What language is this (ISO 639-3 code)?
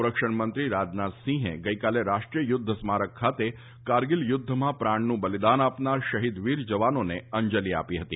guj